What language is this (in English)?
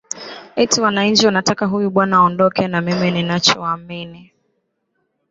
Swahili